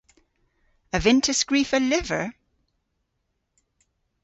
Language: Cornish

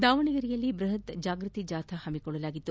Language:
Kannada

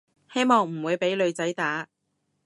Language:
Cantonese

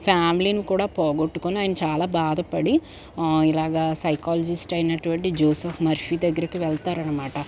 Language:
Telugu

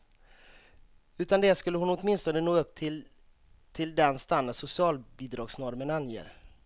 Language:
Swedish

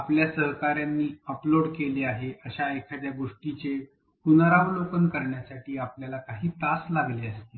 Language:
Marathi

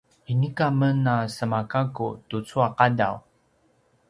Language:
Paiwan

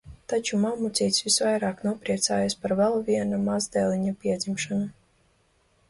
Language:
Latvian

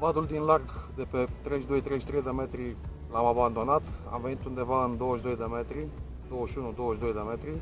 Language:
Romanian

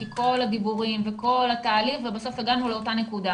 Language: Hebrew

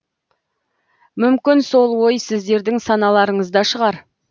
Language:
Kazakh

